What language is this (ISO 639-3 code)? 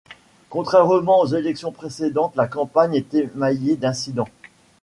fra